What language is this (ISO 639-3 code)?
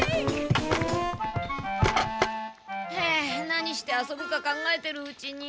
jpn